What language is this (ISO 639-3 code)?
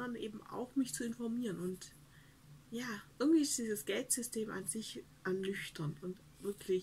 deu